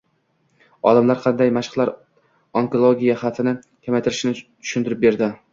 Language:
Uzbek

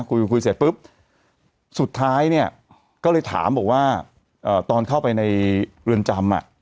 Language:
Thai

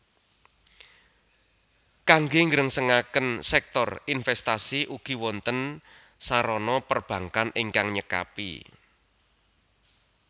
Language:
Javanese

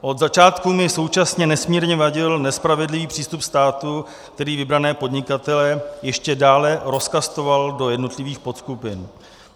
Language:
Czech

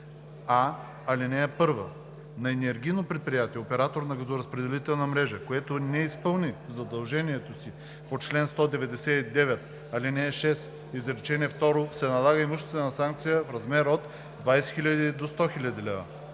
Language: Bulgarian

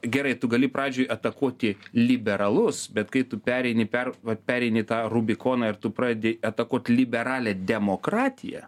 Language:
Lithuanian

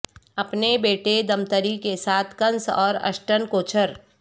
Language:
Urdu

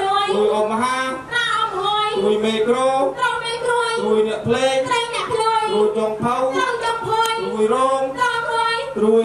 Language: Thai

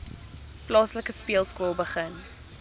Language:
Afrikaans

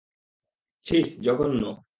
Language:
Bangla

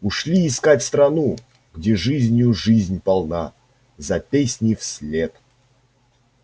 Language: Russian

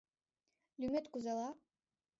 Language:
Mari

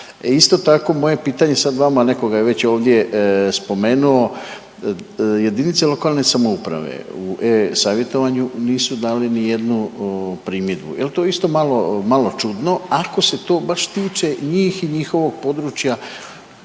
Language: Croatian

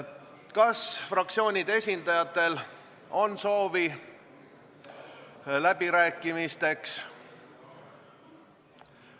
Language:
Estonian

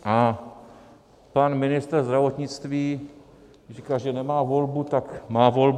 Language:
Czech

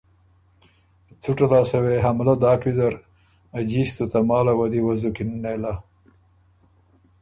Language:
Ormuri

